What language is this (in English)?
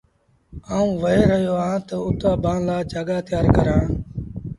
Sindhi Bhil